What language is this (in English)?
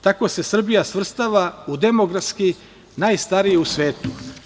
Serbian